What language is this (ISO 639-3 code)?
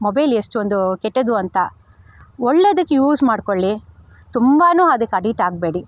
kan